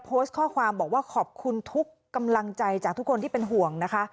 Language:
Thai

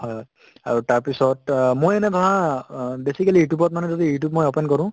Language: Assamese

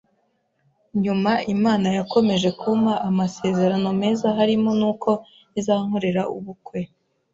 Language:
Kinyarwanda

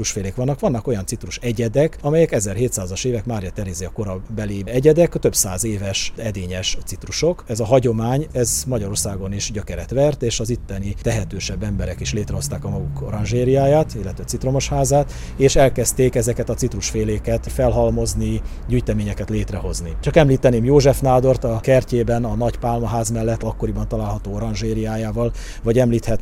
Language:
Hungarian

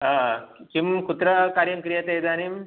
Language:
Sanskrit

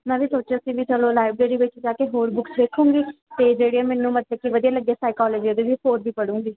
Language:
Punjabi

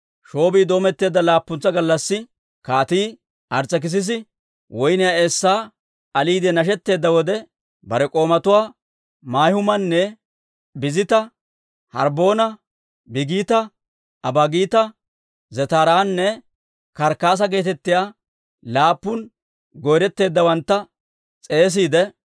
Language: Dawro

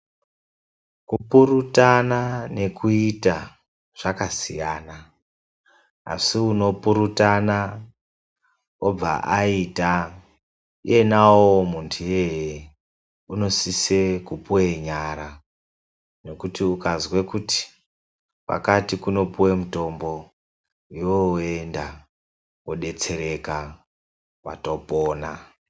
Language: Ndau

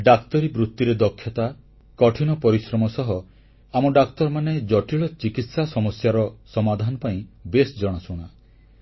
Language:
Odia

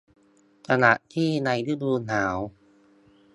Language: Thai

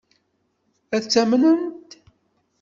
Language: Kabyle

